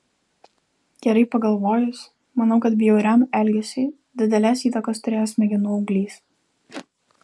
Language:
Lithuanian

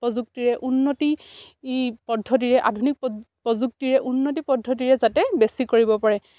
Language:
Assamese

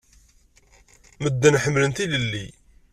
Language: Kabyle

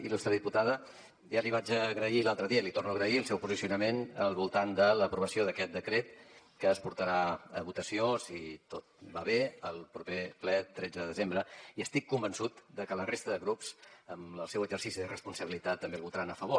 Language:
Catalan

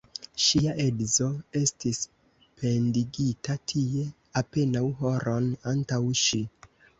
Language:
Esperanto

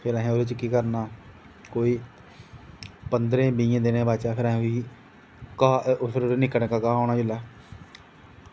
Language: Dogri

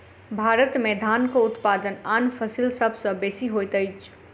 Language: Maithili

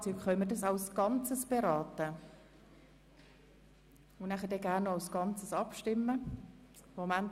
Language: Swiss German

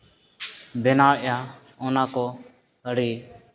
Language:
Santali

